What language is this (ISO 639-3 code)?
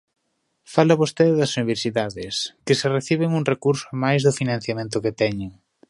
glg